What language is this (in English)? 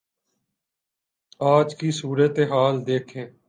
Urdu